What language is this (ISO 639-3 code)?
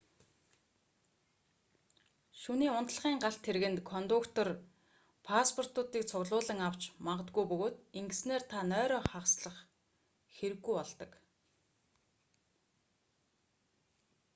mon